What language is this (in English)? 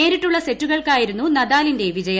Malayalam